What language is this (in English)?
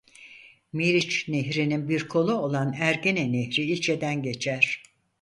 Turkish